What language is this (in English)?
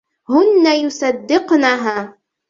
Arabic